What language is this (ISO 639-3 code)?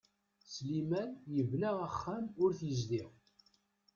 kab